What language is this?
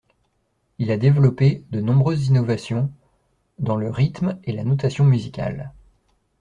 French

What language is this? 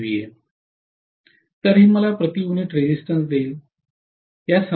Marathi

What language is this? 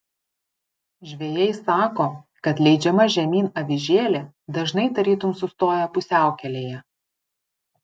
Lithuanian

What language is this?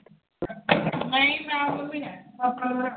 Punjabi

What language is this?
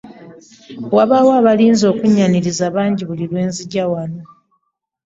Ganda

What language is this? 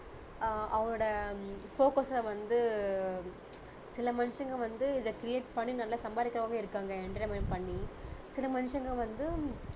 Tamil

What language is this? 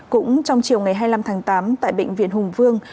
Vietnamese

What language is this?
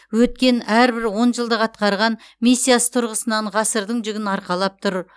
Kazakh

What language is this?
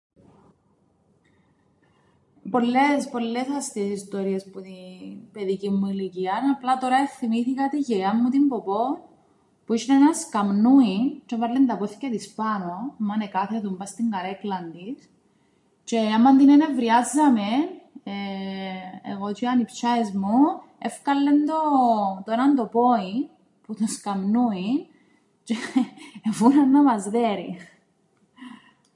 Greek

